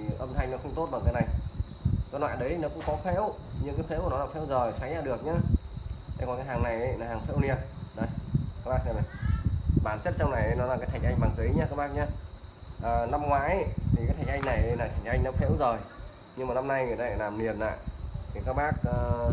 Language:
Vietnamese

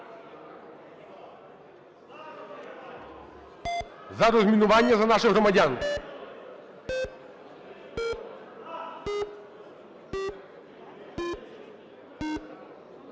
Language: Ukrainian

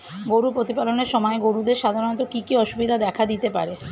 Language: Bangla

